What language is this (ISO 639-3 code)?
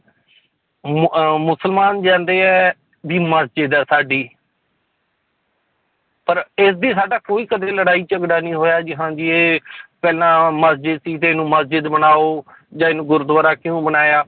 pan